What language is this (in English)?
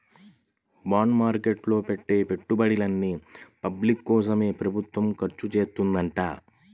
Telugu